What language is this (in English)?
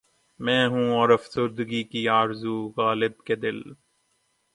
Urdu